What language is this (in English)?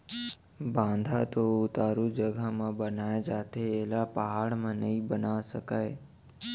Chhattisgarhi